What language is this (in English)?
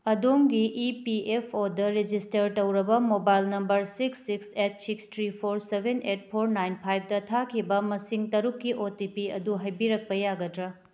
Manipuri